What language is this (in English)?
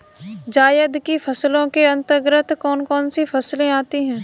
Hindi